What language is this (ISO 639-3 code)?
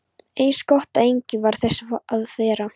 isl